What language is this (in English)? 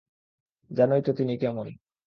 Bangla